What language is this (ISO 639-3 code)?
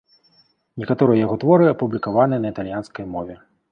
bel